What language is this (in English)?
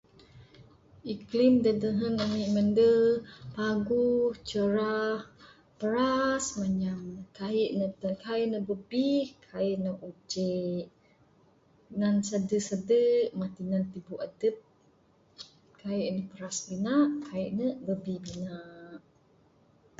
Bukar-Sadung Bidayuh